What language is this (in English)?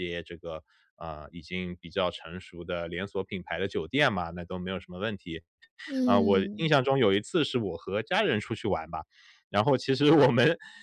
Chinese